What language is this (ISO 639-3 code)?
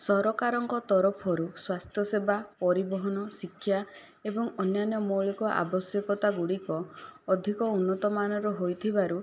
ori